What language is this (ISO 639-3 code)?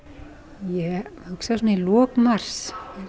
isl